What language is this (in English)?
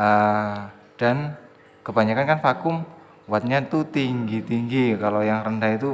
Indonesian